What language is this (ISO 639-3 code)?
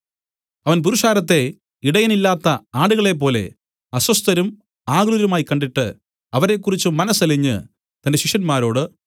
mal